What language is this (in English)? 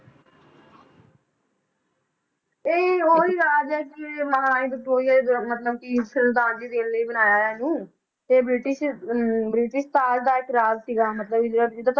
Punjabi